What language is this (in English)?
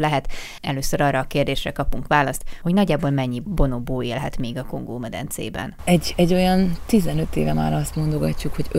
Hungarian